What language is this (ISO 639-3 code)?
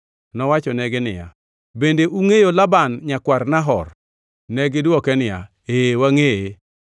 luo